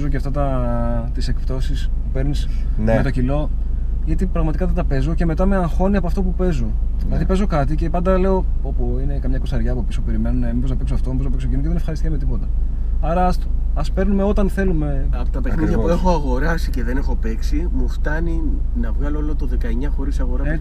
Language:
Greek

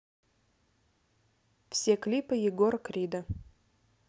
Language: Russian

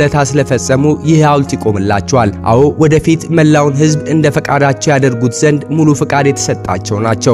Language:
Arabic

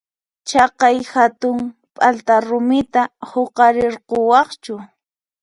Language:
Puno Quechua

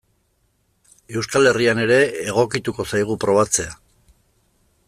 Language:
Basque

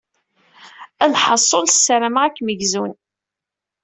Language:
Kabyle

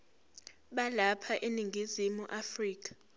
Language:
Zulu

